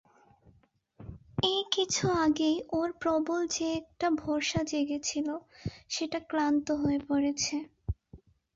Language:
Bangla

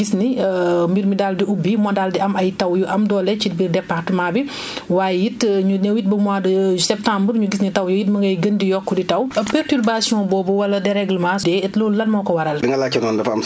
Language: Wolof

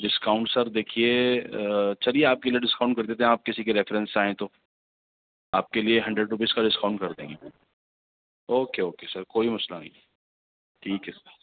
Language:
Urdu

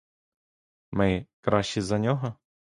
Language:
Ukrainian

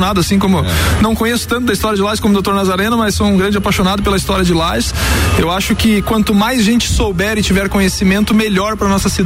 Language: Portuguese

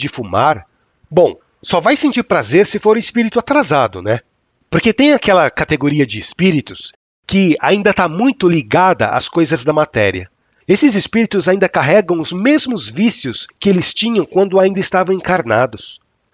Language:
Portuguese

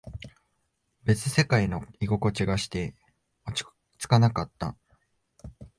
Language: Japanese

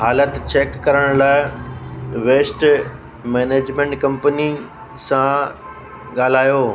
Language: Sindhi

